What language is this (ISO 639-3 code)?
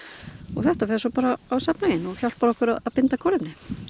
isl